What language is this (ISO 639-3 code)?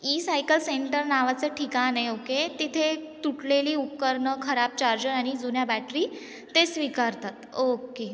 mar